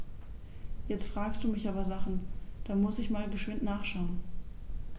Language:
German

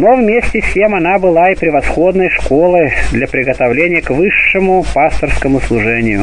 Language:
Russian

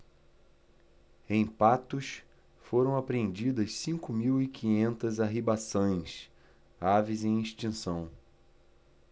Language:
Portuguese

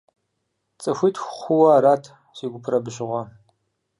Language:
Kabardian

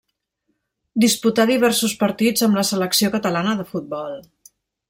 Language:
Catalan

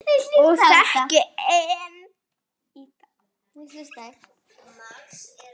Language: Icelandic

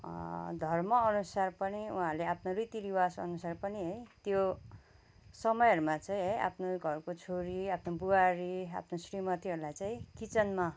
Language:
Nepali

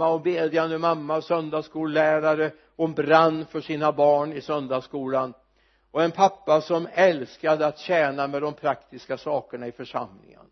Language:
Swedish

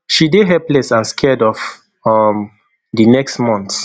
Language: Nigerian Pidgin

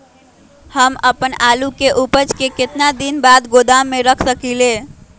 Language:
Magahi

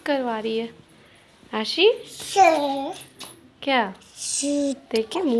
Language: Hindi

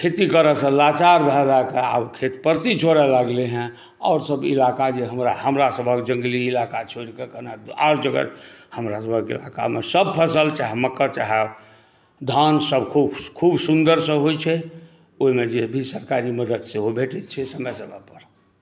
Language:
Maithili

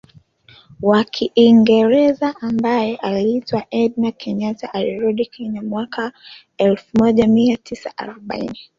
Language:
Swahili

